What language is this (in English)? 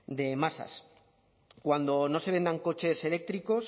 Spanish